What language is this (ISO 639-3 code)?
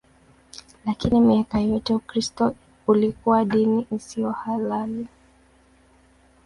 swa